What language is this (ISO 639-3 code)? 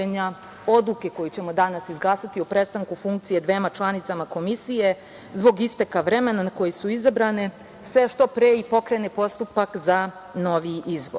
srp